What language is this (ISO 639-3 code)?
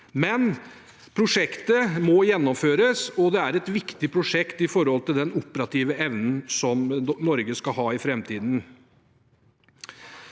nor